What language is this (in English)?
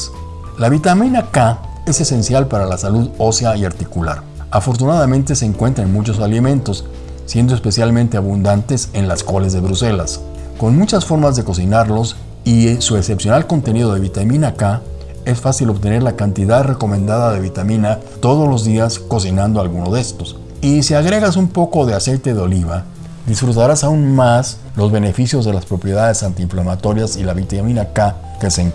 Spanish